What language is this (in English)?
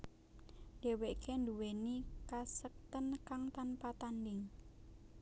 Javanese